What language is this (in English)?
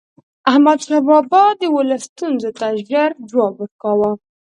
Pashto